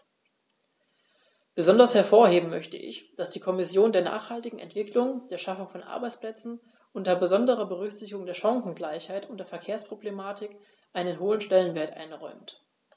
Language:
German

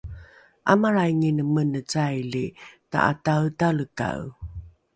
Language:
Rukai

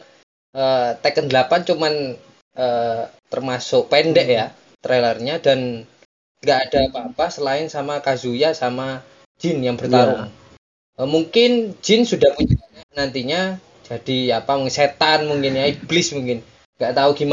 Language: Indonesian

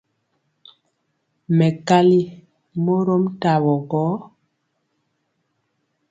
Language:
Mpiemo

